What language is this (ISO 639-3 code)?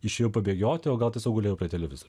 lit